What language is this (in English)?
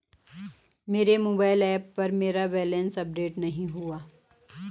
Hindi